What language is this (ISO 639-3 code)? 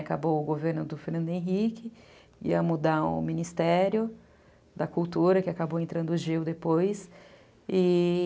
por